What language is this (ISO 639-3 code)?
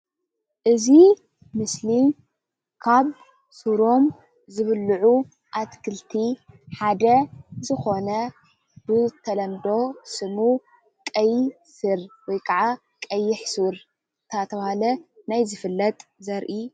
tir